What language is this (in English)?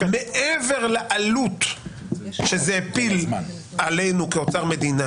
Hebrew